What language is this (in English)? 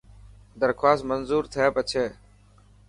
Dhatki